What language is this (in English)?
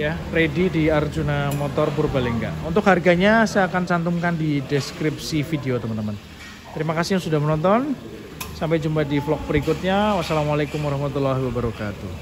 Indonesian